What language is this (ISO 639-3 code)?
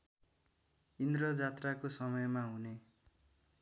nep